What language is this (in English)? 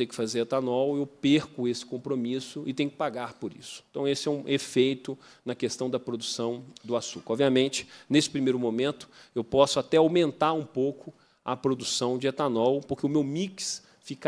Portuguese